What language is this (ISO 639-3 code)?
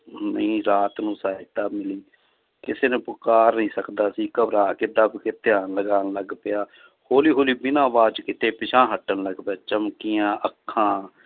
pan